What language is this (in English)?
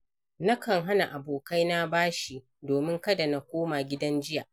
Hausa